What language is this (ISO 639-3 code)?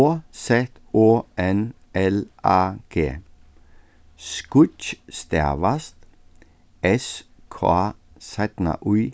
fao